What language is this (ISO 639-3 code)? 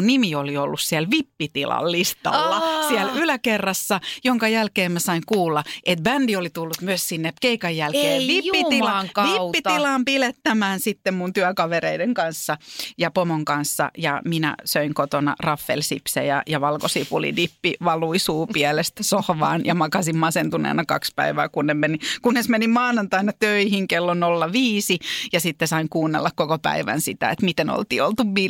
fin